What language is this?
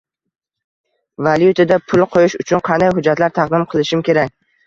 Uzbek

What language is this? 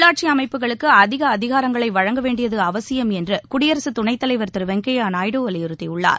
Tamil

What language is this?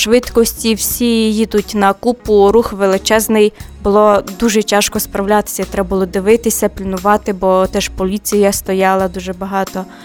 Ukrainian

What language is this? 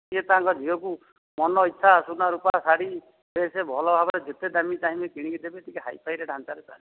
Odia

